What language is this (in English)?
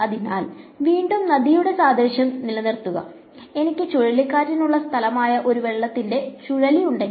Malayalam